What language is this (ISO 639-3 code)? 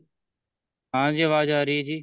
pan